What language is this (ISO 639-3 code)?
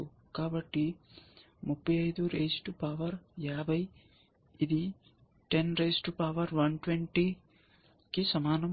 tel